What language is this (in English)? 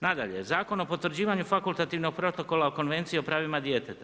Croatian